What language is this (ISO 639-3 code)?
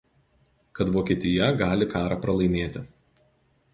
lit